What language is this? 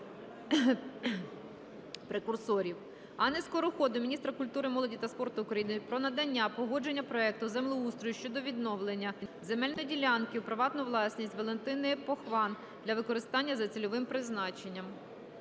Ukrainian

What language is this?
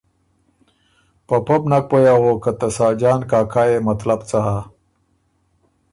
Ormuri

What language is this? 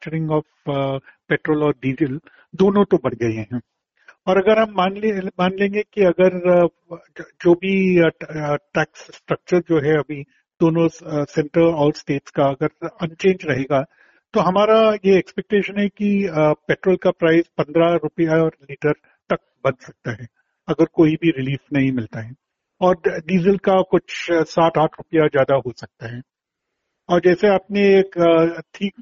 Hindi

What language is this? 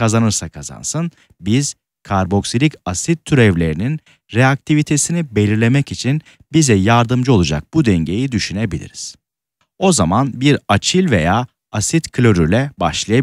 Turkish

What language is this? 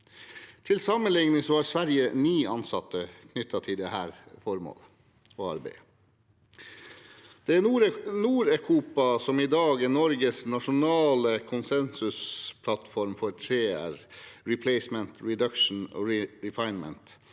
Norwegian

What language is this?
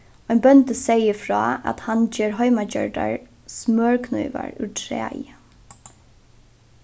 Faroese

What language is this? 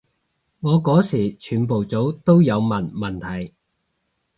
Cantonese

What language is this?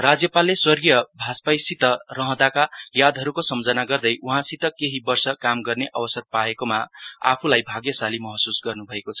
Nepali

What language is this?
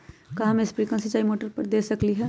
Magahi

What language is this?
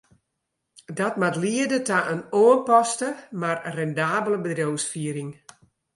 Western Frisian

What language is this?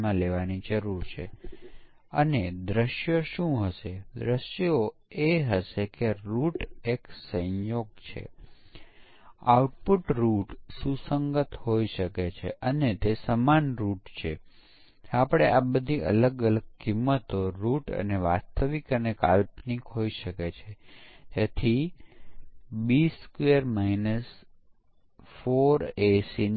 Gujarati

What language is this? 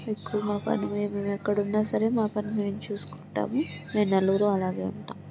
Telugu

